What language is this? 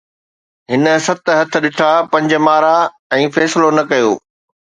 Sindhi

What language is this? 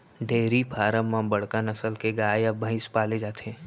Chhattisgarhi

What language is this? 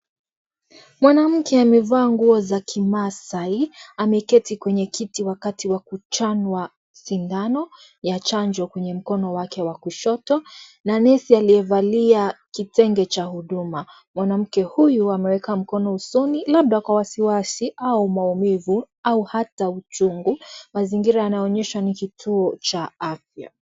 Swahili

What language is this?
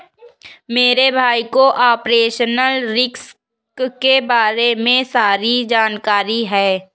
Hindi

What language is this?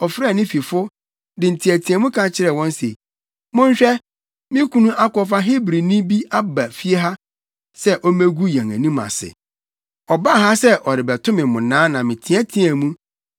Akan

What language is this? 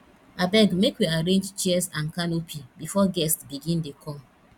Nigerian Pidgin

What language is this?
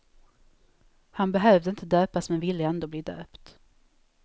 Swedish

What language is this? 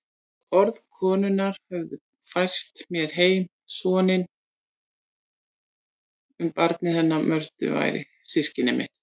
Icelandic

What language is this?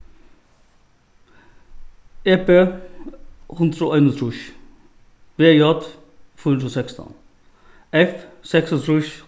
Faroese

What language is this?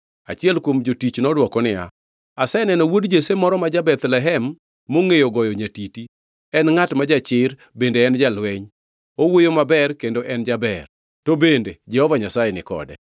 Luo (Kenya and Tanzania)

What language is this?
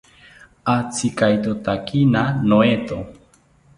South Ucayali Ashéninka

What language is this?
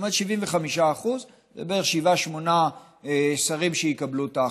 Hebrew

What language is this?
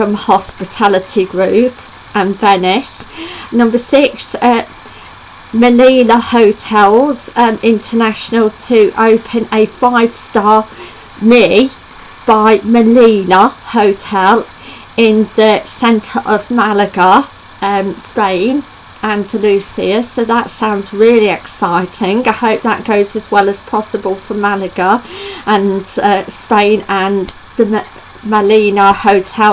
English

